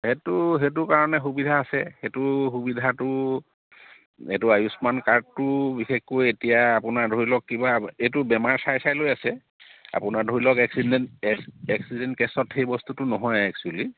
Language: Assamese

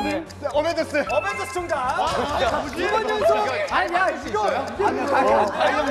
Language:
Korean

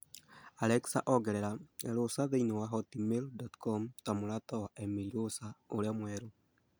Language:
Kikuyu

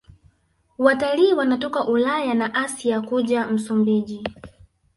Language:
Swahili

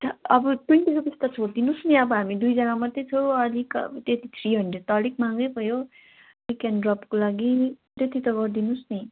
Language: Nepali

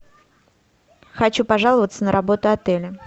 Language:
Russian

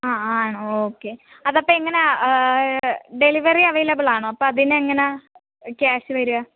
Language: Malayalam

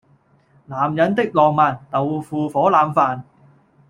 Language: Cantonese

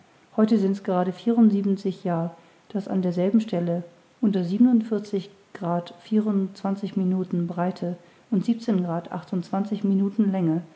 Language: German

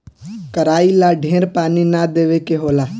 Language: Bhojpuri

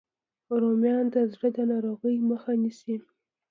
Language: Pashto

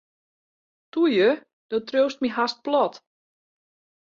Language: Western Frisian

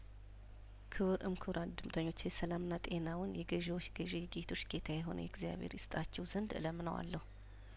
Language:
Amharic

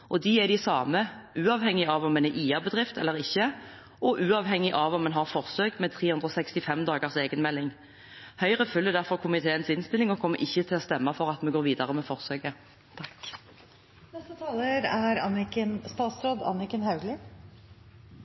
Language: Norwegian Bokmål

